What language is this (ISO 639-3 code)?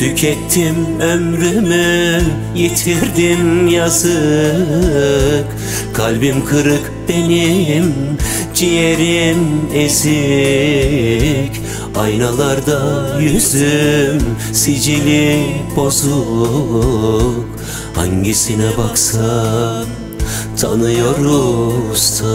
tur